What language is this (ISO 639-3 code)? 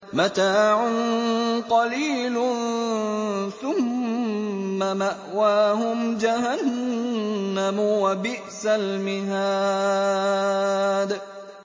ara